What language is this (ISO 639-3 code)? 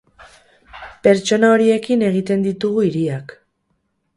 eus